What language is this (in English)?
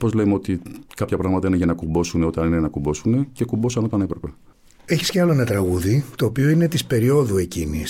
Greek